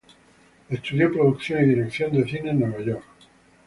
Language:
Spanish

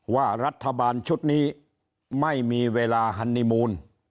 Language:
Thai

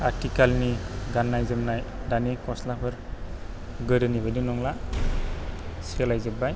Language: Bodo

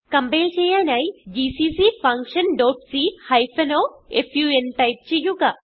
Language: Malayalam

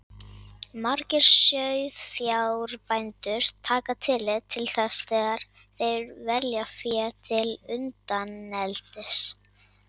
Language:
Icelandic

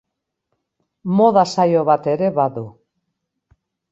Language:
Basque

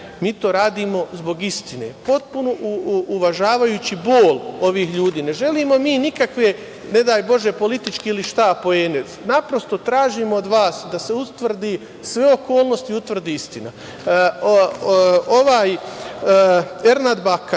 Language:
Serbian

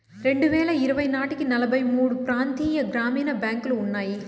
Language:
Telugu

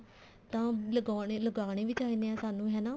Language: Punjabi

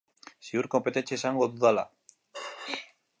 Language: Basque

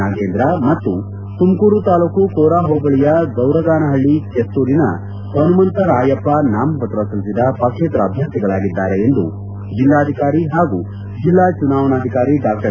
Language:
Kannada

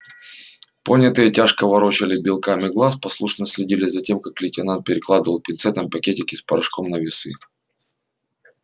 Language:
Russian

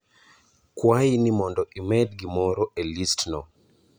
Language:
Luo (Kenya and Tanzania)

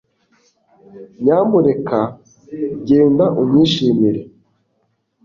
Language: Kinyarwanda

